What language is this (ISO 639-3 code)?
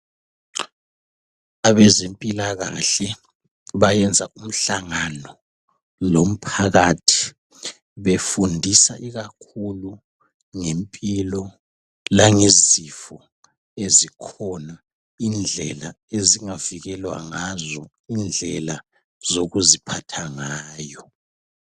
nde